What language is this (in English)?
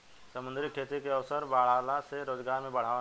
Bhojpuri